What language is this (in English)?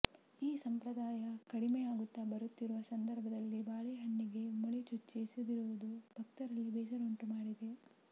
Kannada